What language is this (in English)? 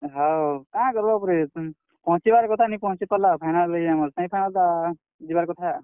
Odia